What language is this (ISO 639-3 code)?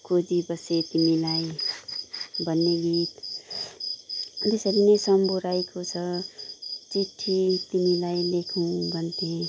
nep